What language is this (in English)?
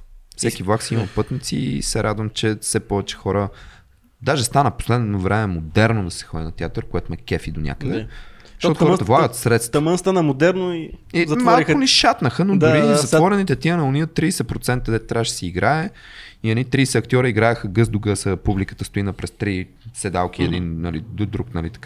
Bulgarian